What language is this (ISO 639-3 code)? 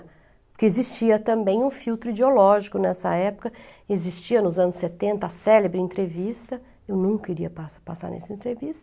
por